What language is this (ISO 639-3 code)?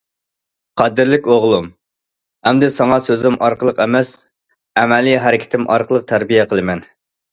uig